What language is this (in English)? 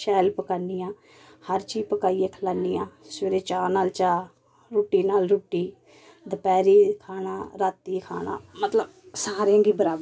Dogri